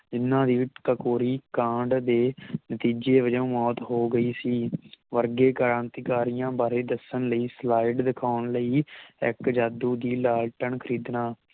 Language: Punjabi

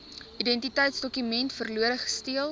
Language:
Afrikaans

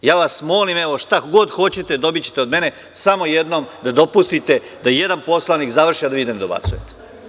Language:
Serbian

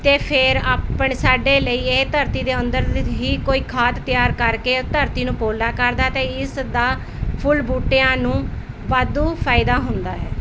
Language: Punjabi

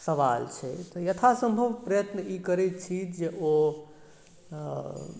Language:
Maithili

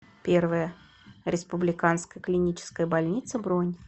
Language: Russian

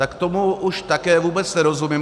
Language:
Czech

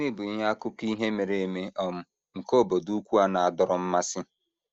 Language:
Igbo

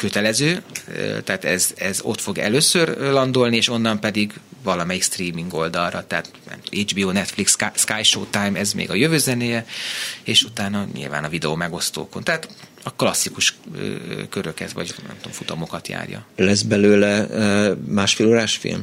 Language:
Hungarian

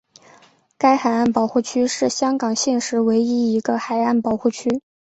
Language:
Chinese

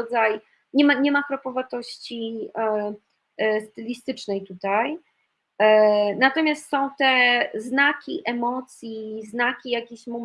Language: Polish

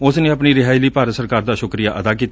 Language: Punjabi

